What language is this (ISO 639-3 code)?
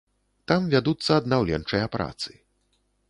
bel